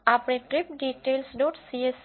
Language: Gujarati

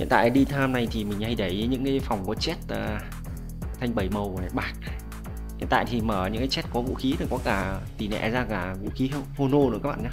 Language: Vietnamese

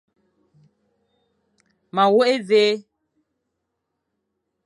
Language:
Fang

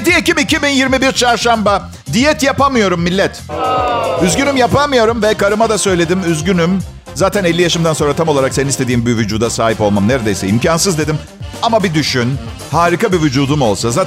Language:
Turkish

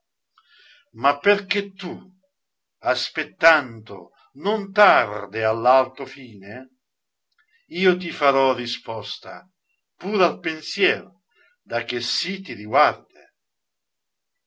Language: Italian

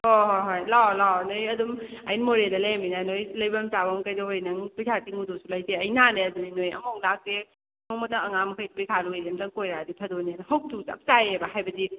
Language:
Manipuri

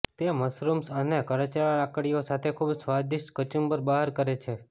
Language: Gujarati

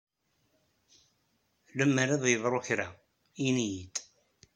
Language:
Kabyle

